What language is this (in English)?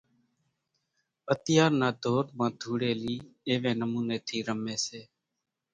Kachi Koli